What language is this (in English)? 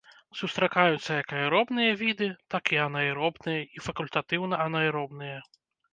Belarusian